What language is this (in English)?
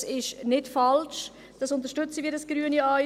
Swiss German